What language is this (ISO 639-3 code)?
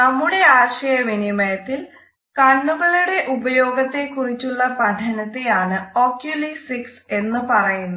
mal